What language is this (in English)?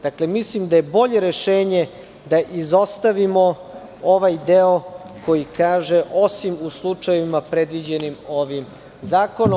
Serbian